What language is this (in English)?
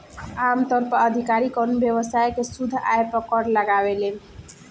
Bhojpuri